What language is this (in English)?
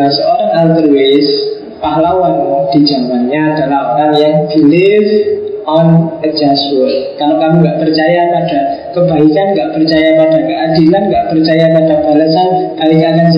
Indonesian